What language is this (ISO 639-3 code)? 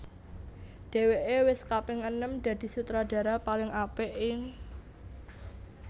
jav